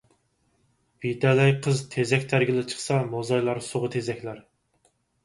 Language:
Uyghur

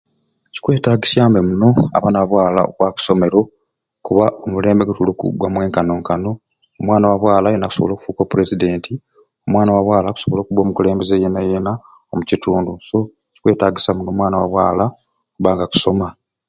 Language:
Ruuli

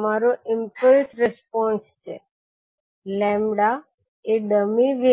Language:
Gujarati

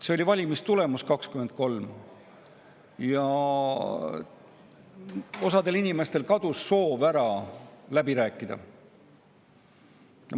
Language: Estonian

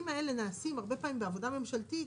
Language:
Hebrew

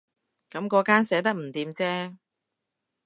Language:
Cantonese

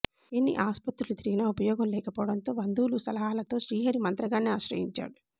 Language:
Telugu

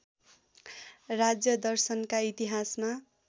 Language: Nepali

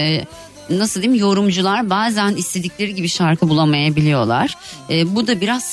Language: Turkish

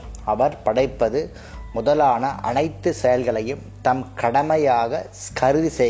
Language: Tamil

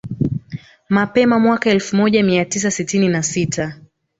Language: Swahili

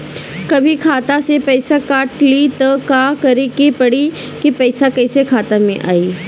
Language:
Bhojpuri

